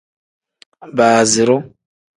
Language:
Tem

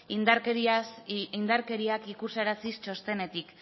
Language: Basque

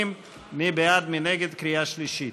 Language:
Hebrew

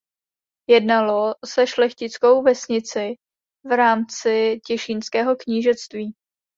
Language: Czech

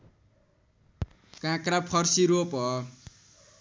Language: Nepali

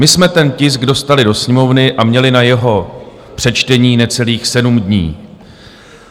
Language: Czech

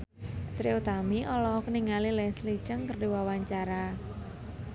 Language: Sundanese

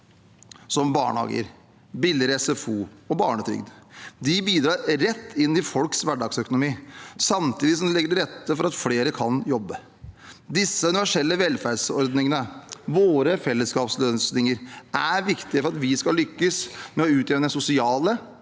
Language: Norwegian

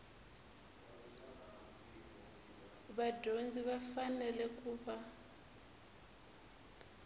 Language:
Tsonga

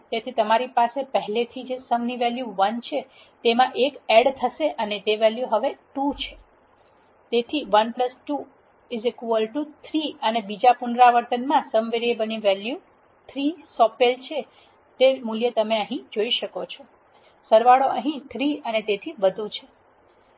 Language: Gujarati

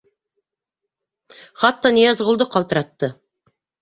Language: Bashkir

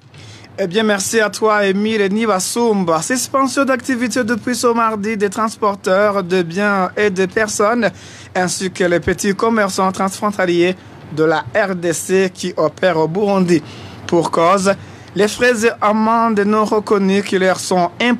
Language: French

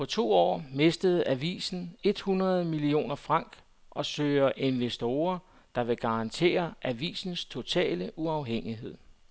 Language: Danish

